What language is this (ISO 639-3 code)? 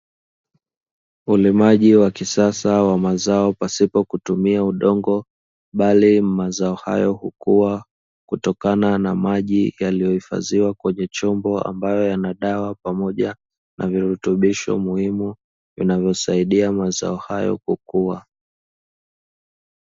swa